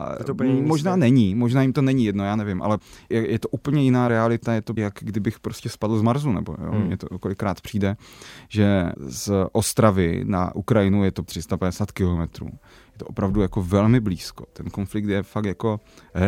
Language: Czech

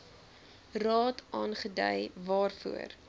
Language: Afrikaans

